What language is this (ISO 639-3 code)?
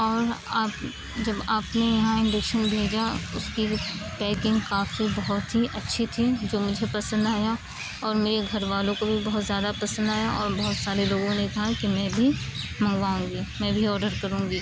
urd